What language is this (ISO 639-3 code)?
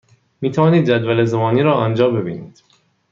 fas